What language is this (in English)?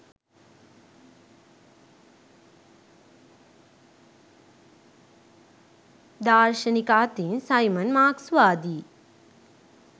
Sinhala